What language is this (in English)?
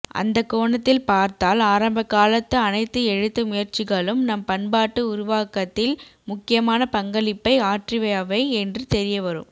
Tamil